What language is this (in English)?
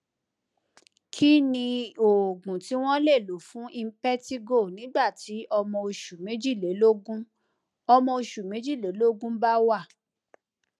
Yoruba